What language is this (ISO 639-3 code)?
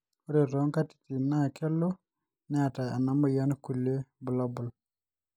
mas